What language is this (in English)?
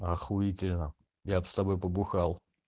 Russian